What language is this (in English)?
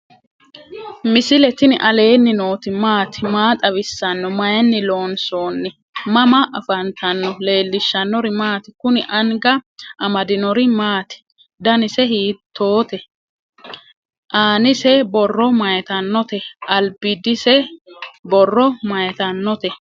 Sidamo